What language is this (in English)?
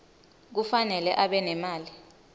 Swati